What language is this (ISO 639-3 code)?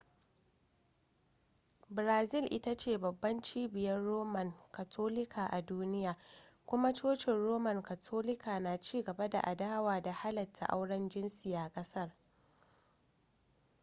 hau